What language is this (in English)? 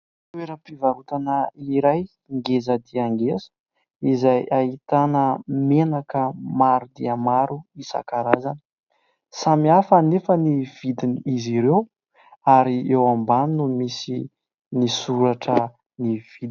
Malagasy